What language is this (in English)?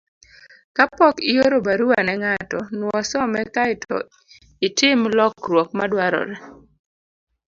Luo (Kenya and Tanzania)